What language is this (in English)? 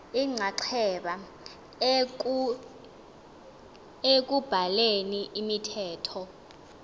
Xhosa